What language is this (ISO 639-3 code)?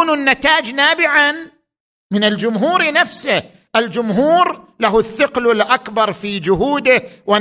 ara